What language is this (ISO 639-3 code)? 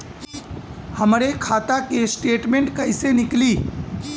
bho